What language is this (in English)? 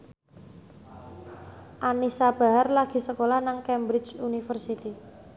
Javanese